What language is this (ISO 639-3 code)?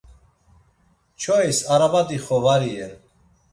lzz